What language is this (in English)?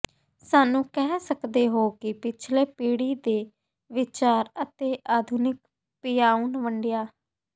Punjabi